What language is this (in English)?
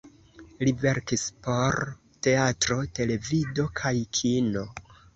Esperanto